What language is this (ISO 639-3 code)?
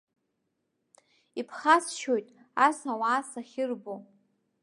abk